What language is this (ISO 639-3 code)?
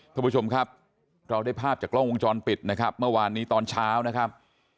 tha